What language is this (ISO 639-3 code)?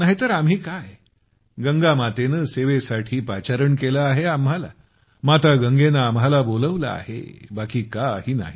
mar